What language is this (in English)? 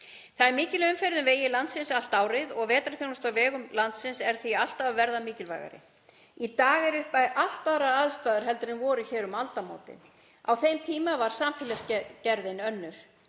Icelandic